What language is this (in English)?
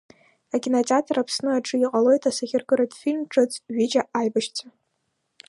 Abkhazian